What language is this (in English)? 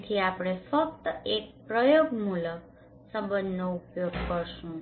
Gujarati